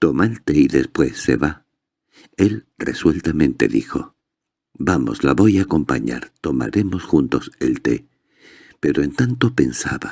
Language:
Spanish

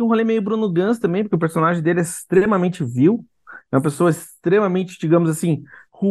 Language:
Portuguese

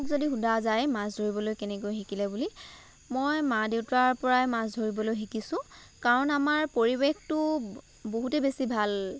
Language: Assamese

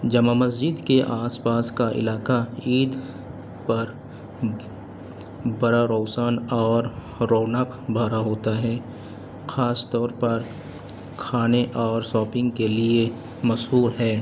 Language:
Urdu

